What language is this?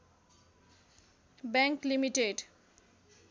Nepali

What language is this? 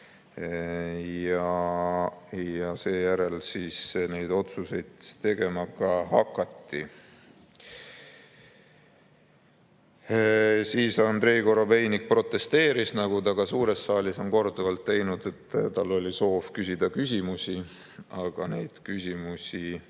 Estonian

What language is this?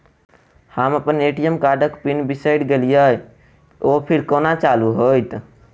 Maithili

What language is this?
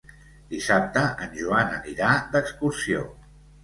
Catalan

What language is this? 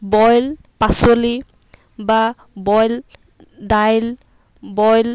Assamese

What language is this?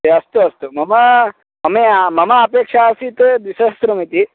Sanskrit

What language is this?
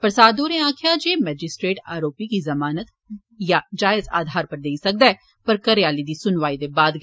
Dogri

